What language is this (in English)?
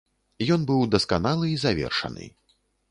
Belarusian